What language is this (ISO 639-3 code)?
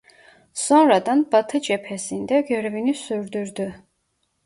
tur